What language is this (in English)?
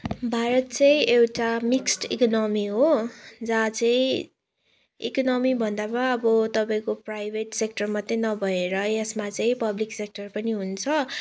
Nepali